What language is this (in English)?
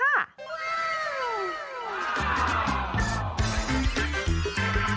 Thai